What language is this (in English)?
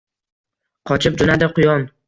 Uzbek